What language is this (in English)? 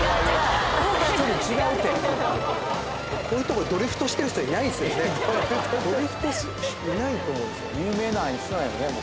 Japanese